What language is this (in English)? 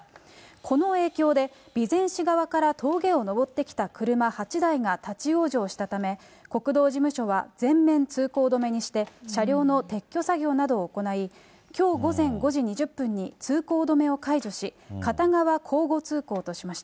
Japanese